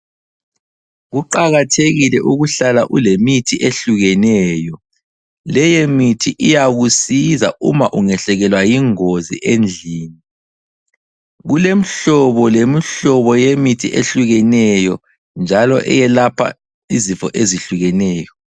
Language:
North Ndebele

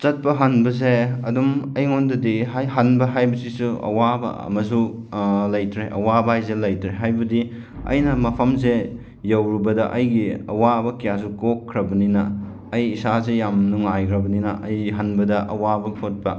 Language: Manipuri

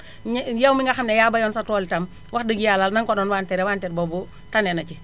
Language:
Wolof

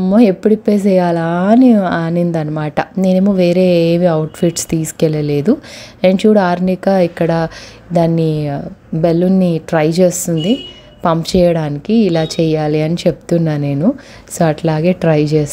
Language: Telugu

